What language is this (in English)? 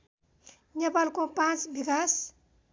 Nepali